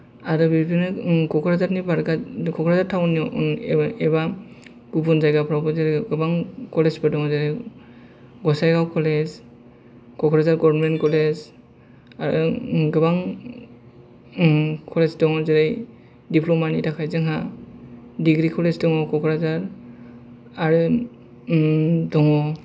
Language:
Bodo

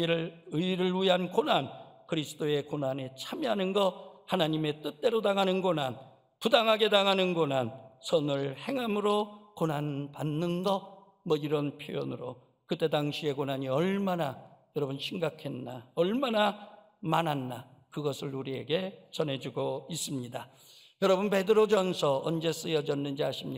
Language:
Korean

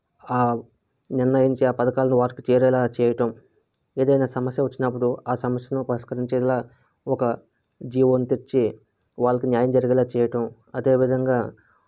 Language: Telugu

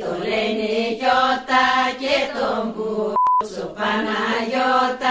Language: Greek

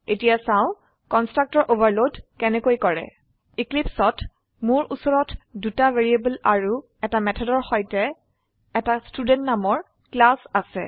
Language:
Assamese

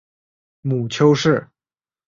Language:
Chinese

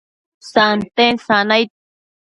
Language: Matsés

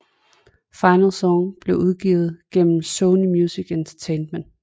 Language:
Danish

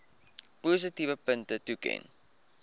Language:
Afrikaans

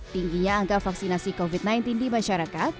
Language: Indonesian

